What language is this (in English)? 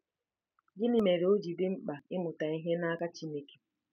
Igbo